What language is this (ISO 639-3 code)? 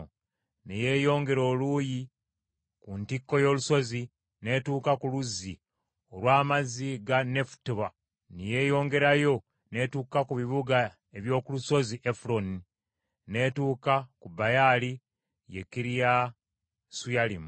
lug